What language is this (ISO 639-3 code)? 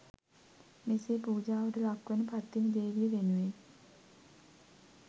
sin